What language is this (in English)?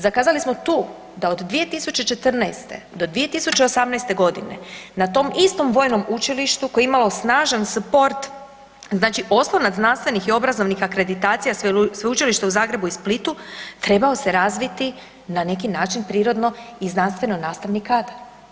Croatian